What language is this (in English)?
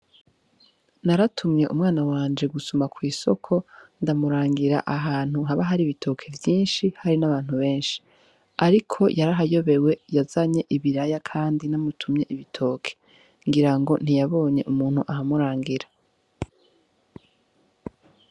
Rundi